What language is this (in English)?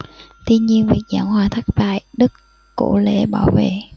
Vietnamese